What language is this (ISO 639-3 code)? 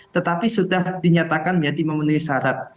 ind